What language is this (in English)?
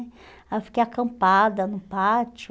Portuguese